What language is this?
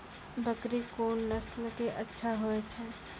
Maithili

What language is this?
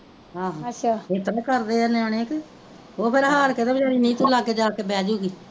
Punjabi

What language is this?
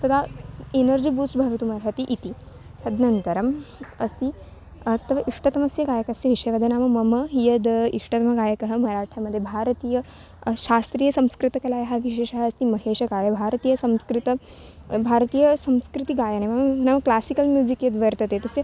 Sanskrit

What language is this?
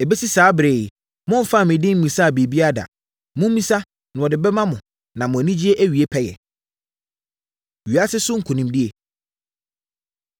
Akan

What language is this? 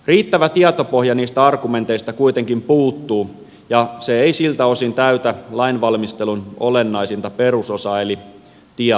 Finnish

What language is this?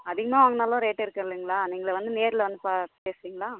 Tamil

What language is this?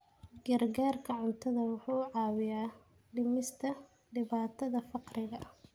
Somali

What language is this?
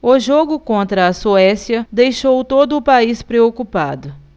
Portuguese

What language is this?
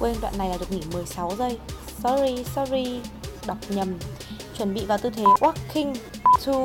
Vietnamese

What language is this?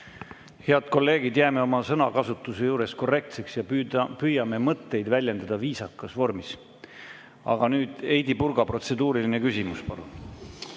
Estonian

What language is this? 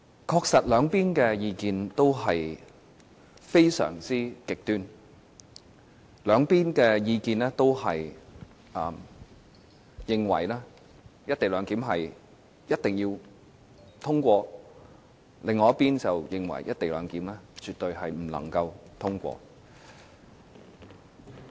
Cantonese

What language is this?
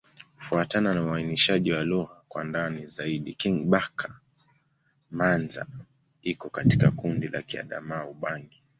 Swahili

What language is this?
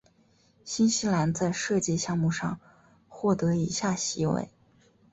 Chinese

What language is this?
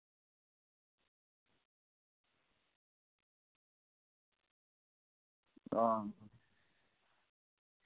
Dogri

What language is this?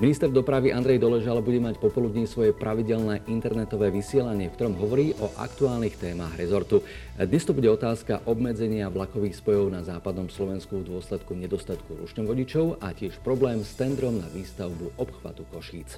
Slovak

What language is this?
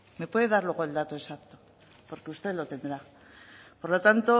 Spanish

